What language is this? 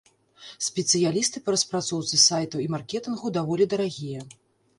Belarusian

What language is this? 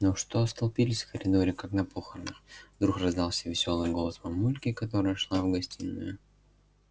Russian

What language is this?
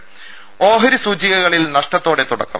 Malayalam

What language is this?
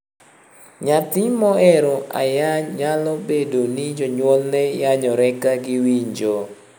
Luo (Kenya and Tanzania)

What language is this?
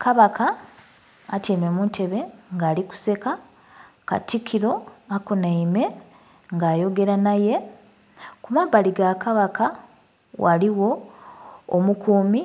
Soga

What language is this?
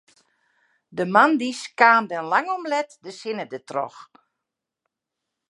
Western Frisian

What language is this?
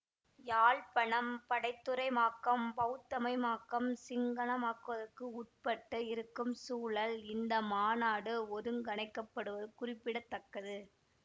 Tamil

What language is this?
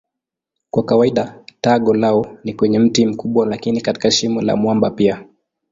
Swahili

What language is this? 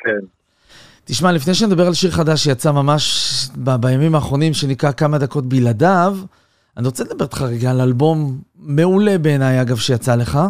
Hebrew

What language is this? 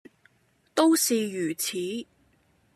Cantonese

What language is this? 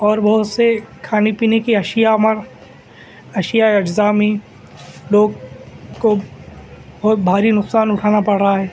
Urdu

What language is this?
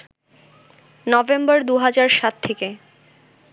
Bangla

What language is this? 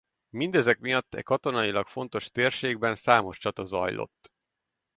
Hungarian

